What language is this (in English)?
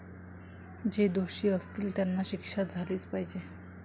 Marathi